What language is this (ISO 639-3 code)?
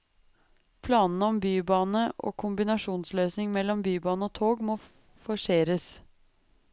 nor